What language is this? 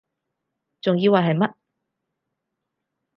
Cantonese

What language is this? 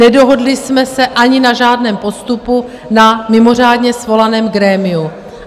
Czech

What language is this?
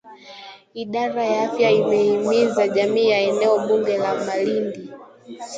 Swahili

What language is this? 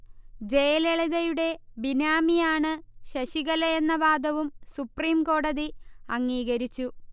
Malayalam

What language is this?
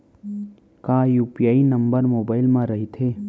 Chhattisgarhi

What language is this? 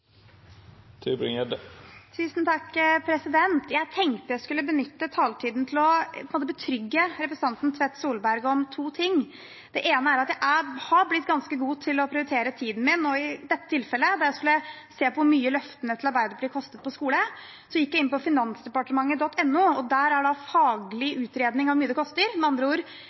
Norwegian Bokmål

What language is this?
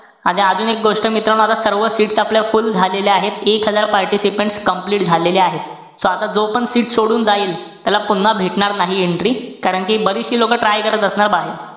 Marathi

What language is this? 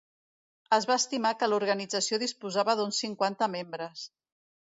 Catalan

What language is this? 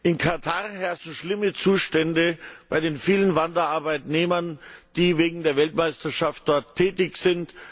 German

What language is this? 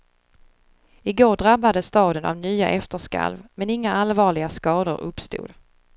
Swedish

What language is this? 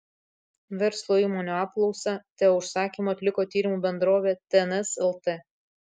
Lithuanian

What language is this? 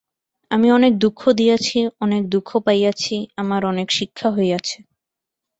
Bangla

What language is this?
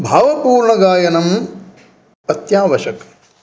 Sanskrit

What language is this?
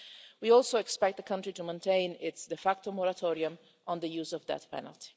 English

